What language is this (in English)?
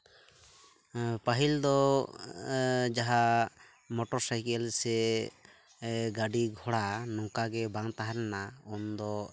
Santali